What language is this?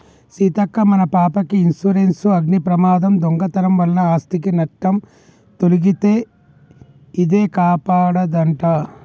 Telugu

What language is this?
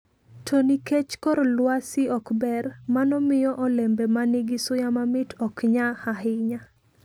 Luo (Kenya and Tanzania)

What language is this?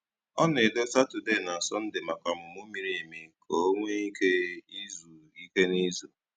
Igbo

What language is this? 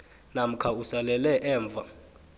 South Ndebele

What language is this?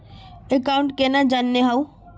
Magahi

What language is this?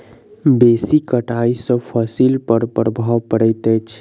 Maithili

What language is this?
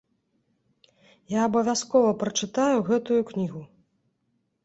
Belarusian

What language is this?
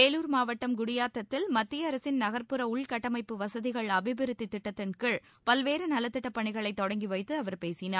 Tamil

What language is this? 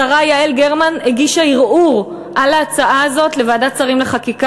Hebrew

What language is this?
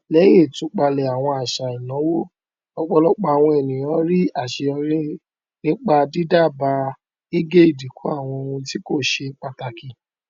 Yoruba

